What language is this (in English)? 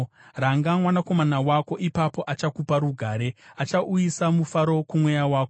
Shona